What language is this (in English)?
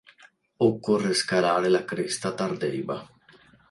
Italian